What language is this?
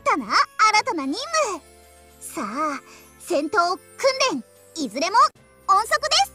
Japanese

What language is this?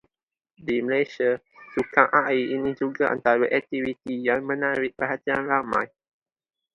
Malay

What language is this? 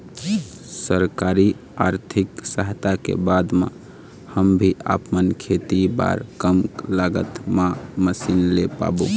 Chhattisgarhi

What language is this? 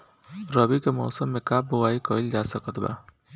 Bhojpuri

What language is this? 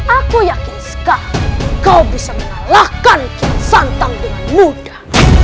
Indonesian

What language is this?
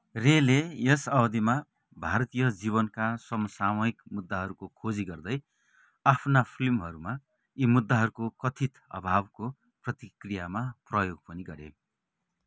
Nepali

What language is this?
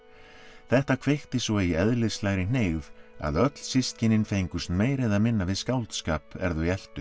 Icelandic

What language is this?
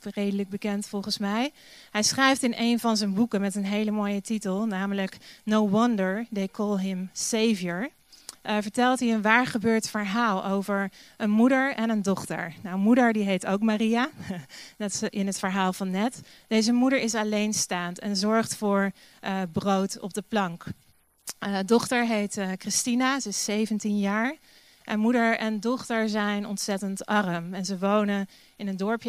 Dutch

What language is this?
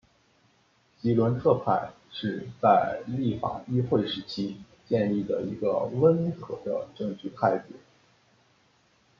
Chinese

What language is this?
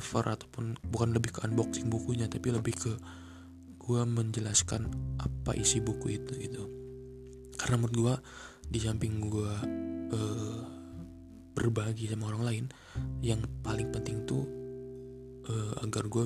Indonesian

